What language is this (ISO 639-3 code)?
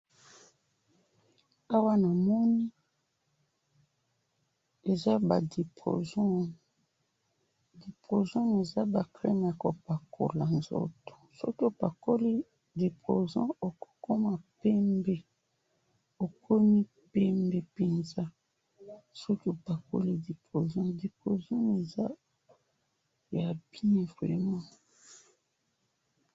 lin